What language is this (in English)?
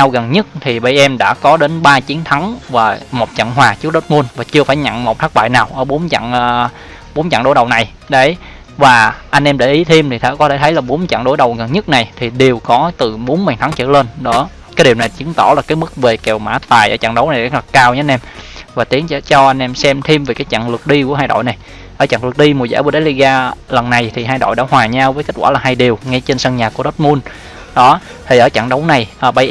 Vietnamese